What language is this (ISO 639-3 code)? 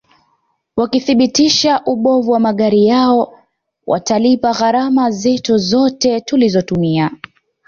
swa